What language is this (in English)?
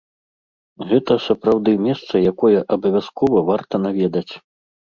Belarusian